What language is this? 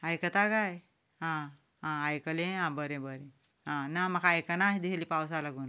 Konkani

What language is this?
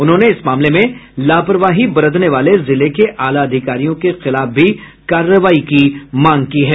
Hindi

